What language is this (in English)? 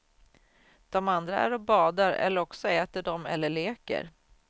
Swedish